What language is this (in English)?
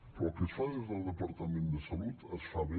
Catalan